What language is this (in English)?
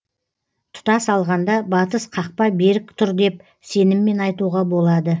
Kazakh